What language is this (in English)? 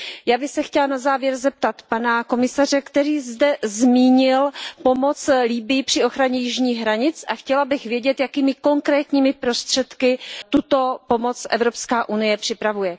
Czech